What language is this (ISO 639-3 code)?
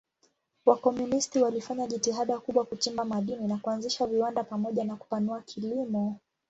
swa